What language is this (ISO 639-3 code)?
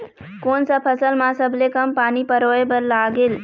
hne